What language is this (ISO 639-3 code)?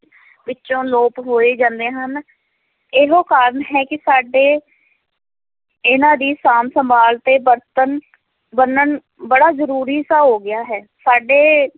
pan